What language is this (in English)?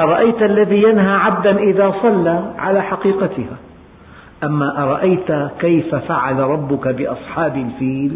Arabic